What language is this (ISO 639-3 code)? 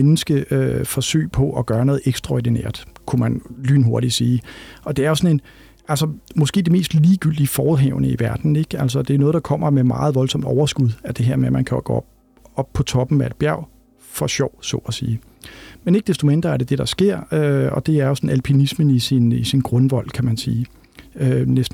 dan